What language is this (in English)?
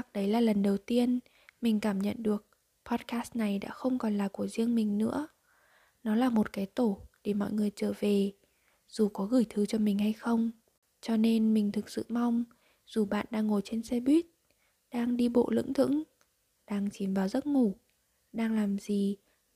Vietnamese